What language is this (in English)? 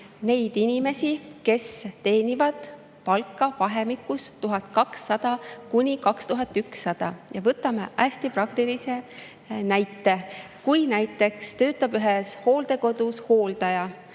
Estonian